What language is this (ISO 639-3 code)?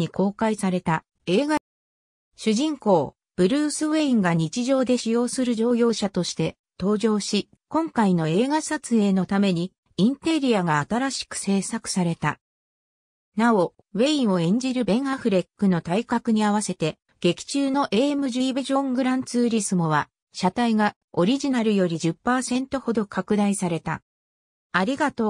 jpn